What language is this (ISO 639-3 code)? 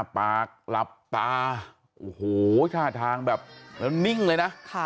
tha